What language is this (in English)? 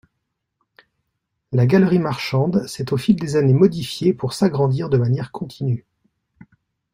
French